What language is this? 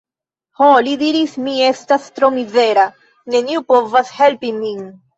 Esperanto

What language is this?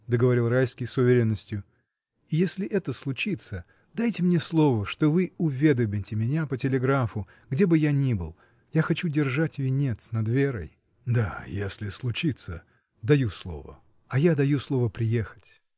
Russian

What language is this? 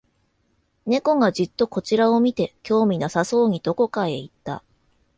Japanese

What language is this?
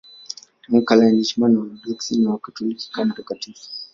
Swahili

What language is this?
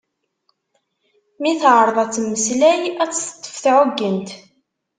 Kabyle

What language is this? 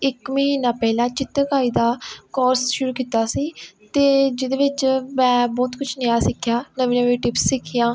Punjabi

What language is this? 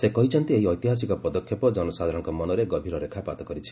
Odia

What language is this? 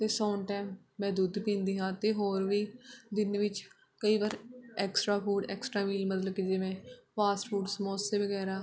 Punjabi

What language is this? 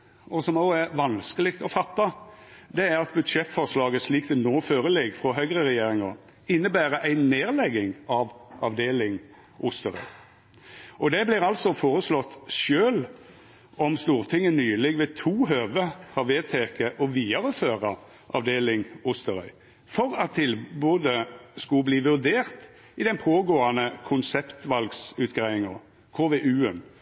Norwegian Nynorsk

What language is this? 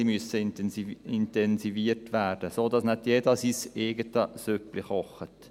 Swiss German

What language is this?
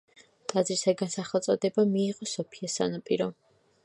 Georgian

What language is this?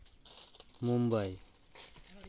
Santali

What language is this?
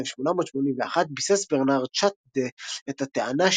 Hebrew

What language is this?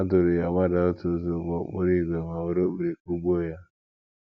Igbo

